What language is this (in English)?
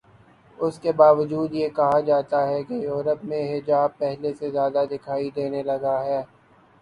Urdu